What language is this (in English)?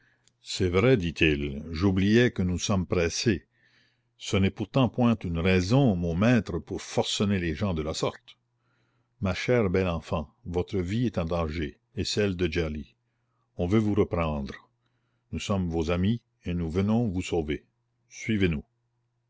French